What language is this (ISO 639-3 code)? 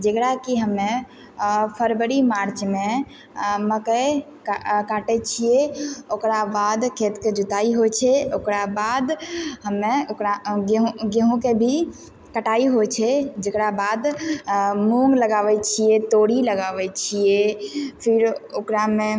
mai